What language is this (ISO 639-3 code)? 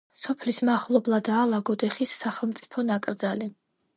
kat